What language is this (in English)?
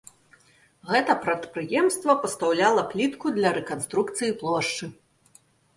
Belarusian